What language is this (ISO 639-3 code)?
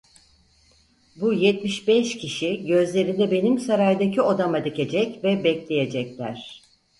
tur